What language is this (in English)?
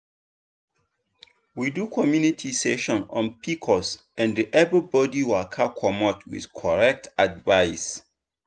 Nigerian Pidgin